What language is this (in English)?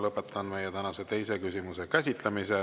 Estonian